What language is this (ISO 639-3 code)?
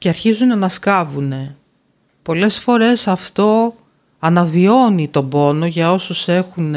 ell